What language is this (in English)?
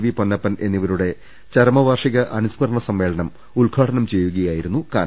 Malayalam